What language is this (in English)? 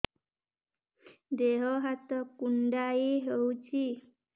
Odia